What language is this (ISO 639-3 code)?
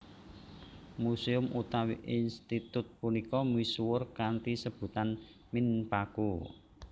jav